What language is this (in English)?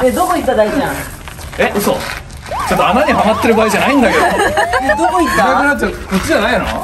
Japanese